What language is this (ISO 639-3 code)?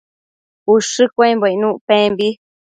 mcf